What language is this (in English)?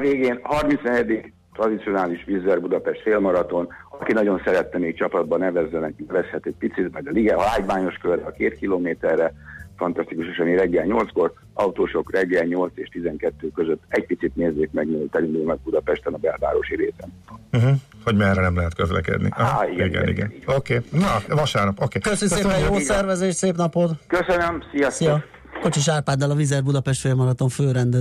Hungarian